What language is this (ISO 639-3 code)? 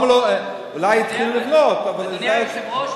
heb